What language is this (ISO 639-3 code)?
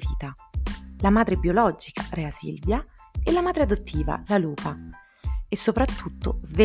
ita